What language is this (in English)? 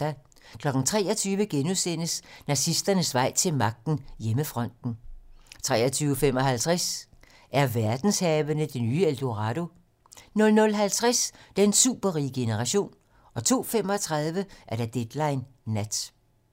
Danish